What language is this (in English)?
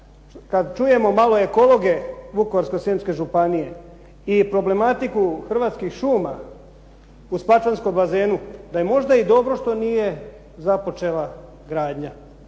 Croatian